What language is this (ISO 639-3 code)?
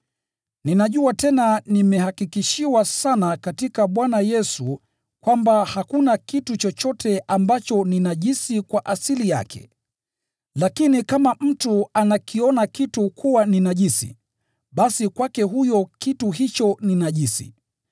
swa